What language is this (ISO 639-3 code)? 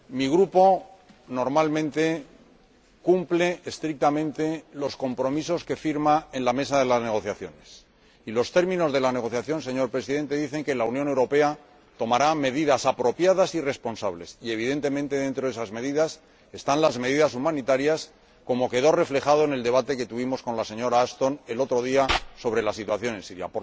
spa